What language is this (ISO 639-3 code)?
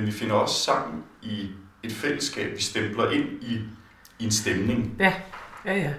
dan